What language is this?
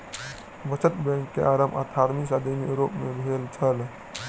Maithili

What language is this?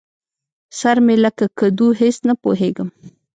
Pashto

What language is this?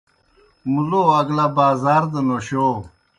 Kohistani Shina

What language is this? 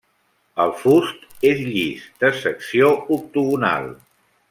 Catalan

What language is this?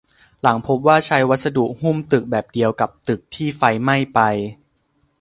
Thai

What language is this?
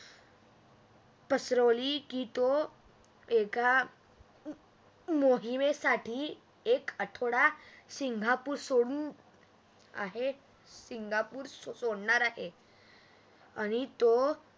Marathi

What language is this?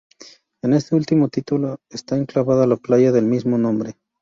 Spanish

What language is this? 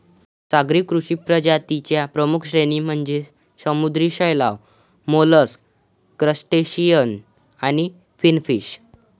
Marathi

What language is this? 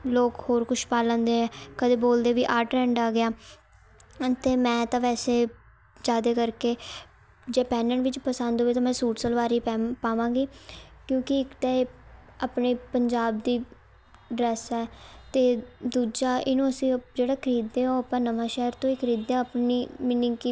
Punjabi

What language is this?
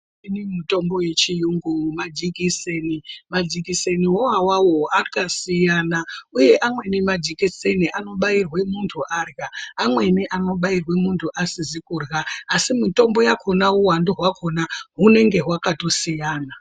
Ndau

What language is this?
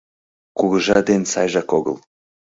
Mari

